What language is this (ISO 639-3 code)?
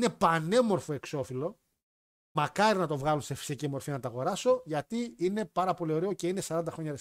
ell